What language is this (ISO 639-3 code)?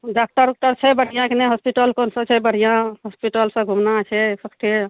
mai